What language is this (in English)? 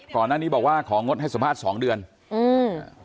Thai